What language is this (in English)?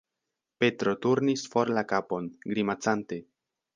Esperanto